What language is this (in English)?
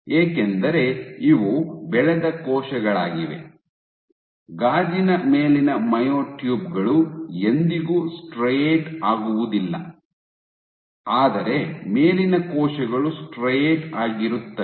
Kannada